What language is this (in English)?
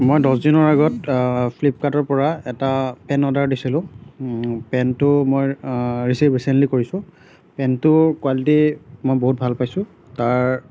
Assamese